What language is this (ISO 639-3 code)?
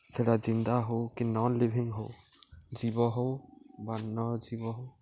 ori